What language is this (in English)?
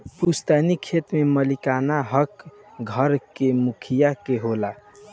Bhojpuri